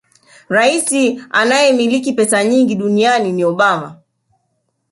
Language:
Swahili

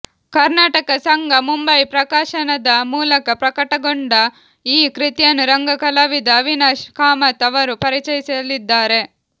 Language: Kannada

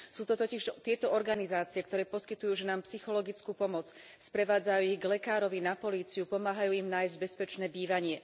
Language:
Slovak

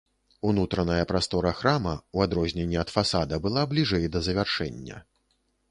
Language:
Belarusian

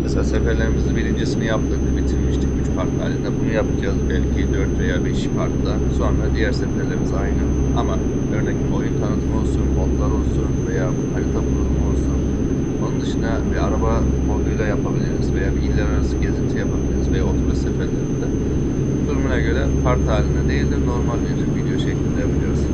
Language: Turkish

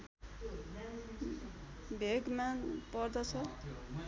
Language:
Nepali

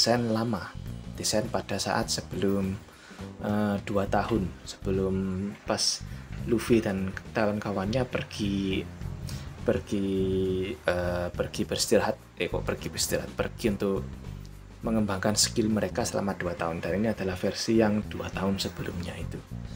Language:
Indonesian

